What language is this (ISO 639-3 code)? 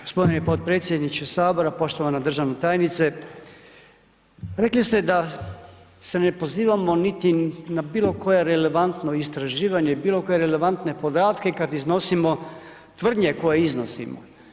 hrv